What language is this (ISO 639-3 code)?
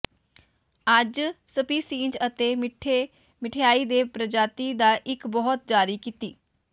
pan